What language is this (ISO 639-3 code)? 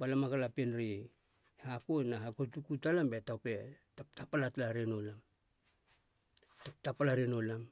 hla